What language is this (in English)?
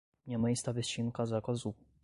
Portuguese